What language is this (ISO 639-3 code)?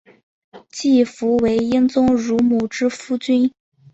zho